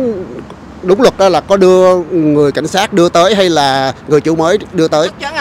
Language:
Vietnamese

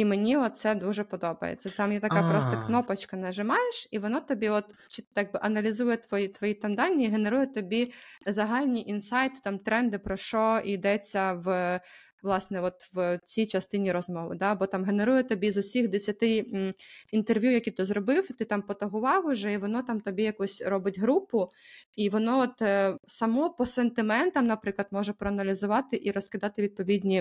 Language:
Ukrainian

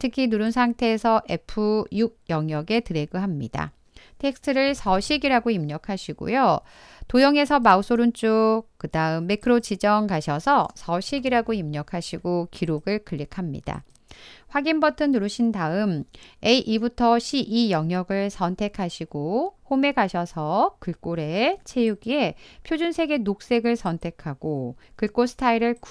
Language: Korean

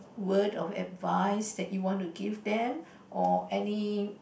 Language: English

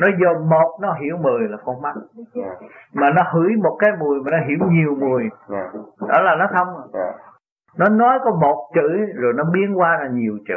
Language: Vietnamese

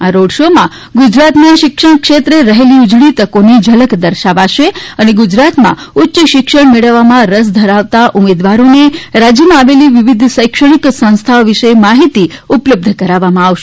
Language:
Gujarati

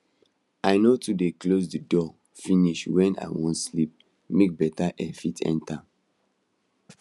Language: Nigerian Pidgin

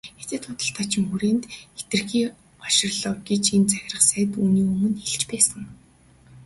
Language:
Mongolian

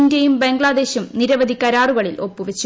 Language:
Malayalam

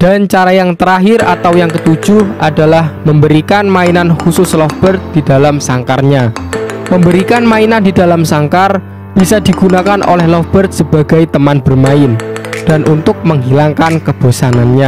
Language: Indonesian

